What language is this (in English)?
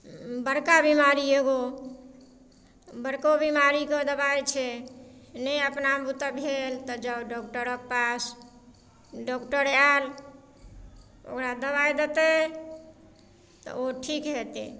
Maithili